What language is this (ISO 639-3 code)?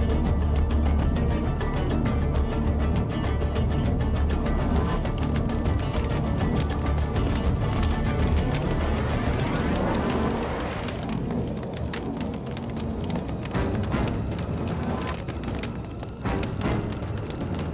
ind